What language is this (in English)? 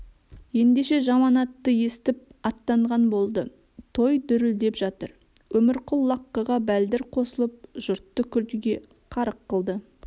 Kazakh